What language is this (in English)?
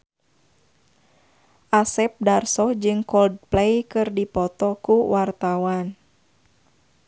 Sundanese